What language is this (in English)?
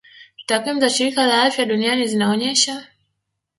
Swahili